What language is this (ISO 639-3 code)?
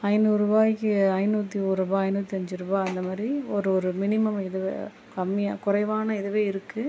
tam